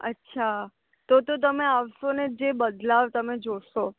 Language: Gujarati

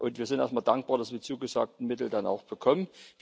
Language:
German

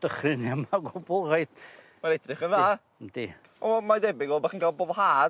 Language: Welsh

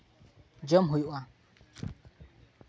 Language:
Santali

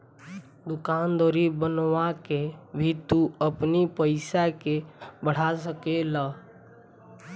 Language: Bhojpuri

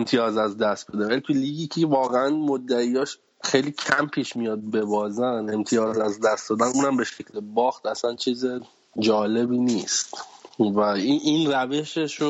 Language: Persian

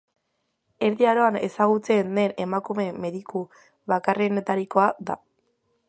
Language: Basque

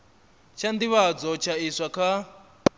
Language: Venda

